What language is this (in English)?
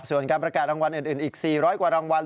Thai